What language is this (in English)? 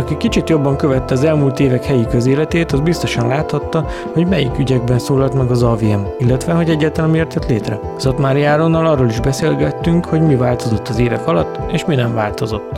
Hungarian